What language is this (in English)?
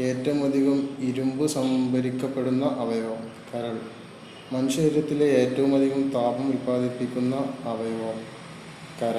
Malayalam